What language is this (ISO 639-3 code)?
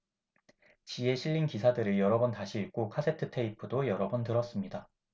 kor